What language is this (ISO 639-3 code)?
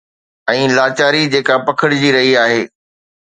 snd